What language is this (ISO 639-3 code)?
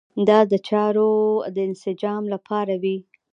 pus